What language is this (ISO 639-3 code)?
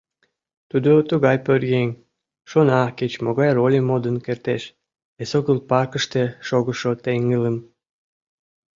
chm